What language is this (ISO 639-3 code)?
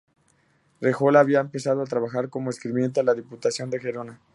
spa